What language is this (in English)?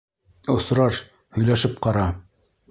Bashkir